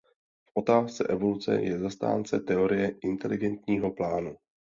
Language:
Czech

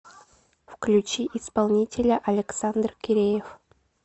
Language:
Russian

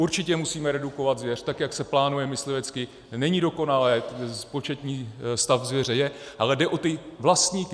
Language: Czech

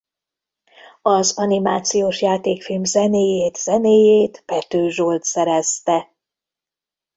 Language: Hungarian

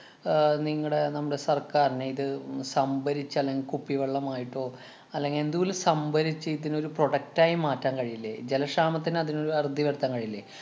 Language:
Malayalam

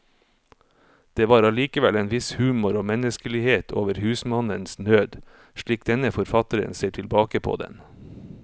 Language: Norwegian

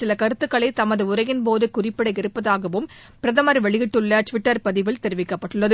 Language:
Tamil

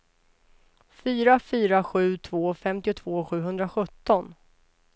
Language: Swedish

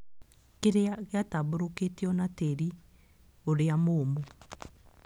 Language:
Kikuyu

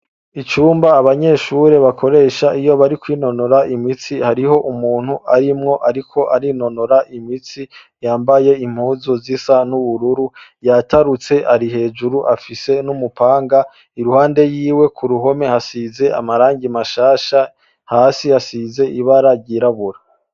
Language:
Rundi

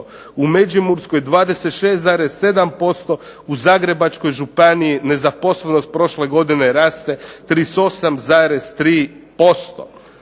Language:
Croatian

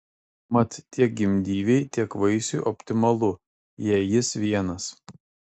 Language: Lithuanian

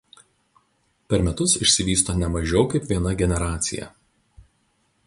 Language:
Lithuanian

